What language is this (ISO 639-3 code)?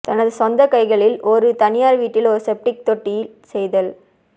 tam